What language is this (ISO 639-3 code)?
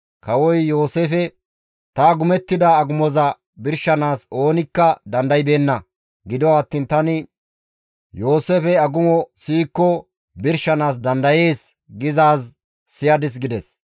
gmv